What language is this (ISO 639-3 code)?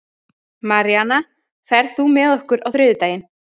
isl